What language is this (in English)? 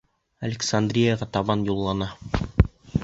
Bashkir